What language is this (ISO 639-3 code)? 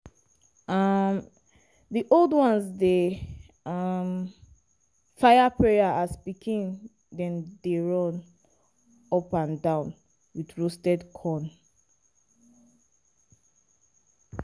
pcm